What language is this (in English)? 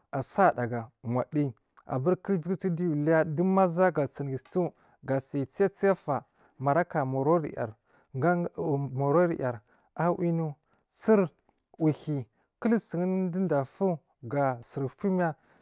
Marghi South